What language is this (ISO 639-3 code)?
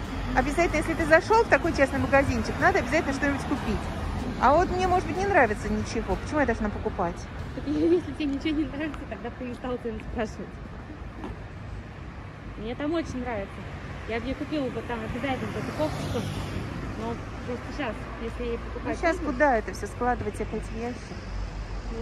rus